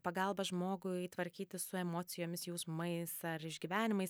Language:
Lithuanian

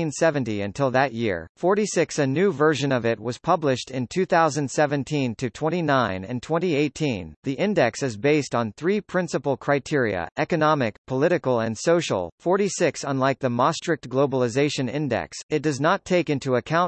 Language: English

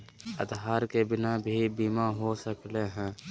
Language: Magahi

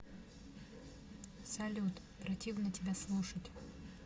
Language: Russian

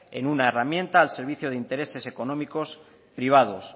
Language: Spanish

